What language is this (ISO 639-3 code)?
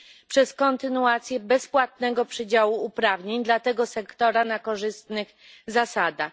pol